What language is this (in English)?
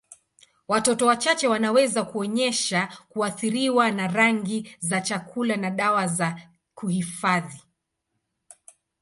Swahili